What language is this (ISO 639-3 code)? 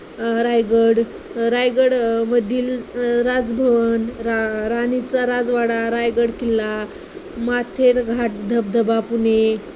mar